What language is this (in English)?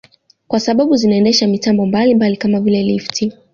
Swahili